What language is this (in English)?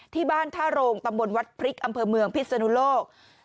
Thai